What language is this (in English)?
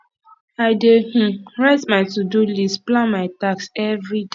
Nigerian Pidgin